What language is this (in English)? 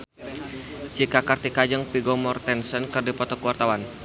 Sundanese